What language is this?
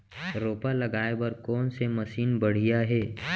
Chhattisgarhi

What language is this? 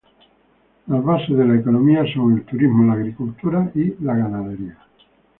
Spanish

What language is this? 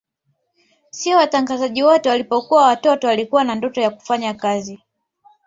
Swahili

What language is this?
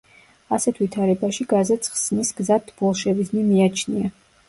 Georgian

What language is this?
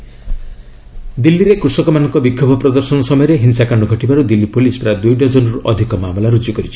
Odia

